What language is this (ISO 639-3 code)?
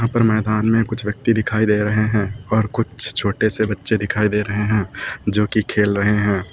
hin